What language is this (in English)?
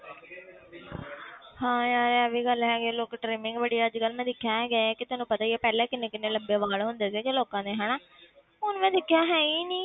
Punjabi